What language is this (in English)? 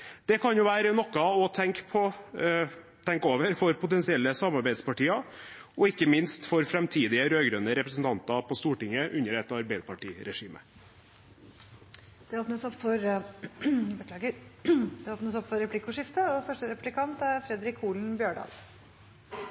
Norwegian